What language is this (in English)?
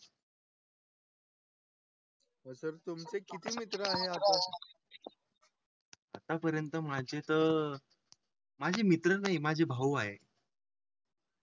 Marathi